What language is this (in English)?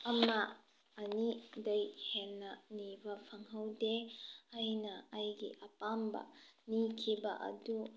Manipuri